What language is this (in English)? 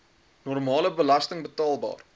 Afrikaans